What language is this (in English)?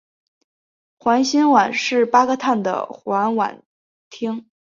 Chinese